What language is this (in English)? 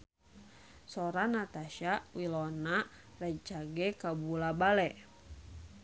Sundanese